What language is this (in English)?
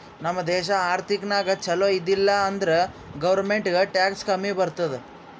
Kannada